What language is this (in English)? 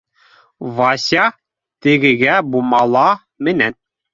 Bashkir